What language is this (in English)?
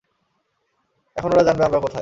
Bangla